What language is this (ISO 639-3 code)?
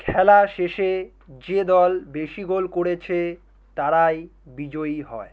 ben